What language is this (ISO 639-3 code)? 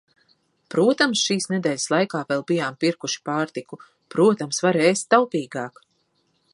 lav